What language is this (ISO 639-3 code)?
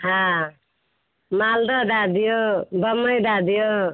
mai